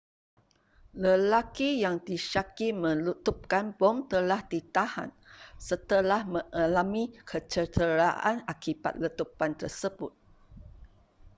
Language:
Malay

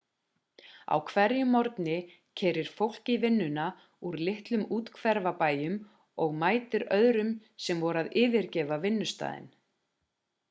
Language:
Icelandic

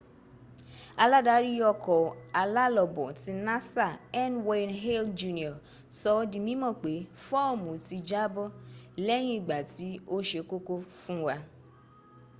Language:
Yoruba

